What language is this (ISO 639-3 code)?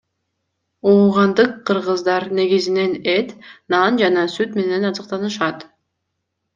kir